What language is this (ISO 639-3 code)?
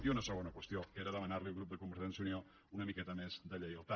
cat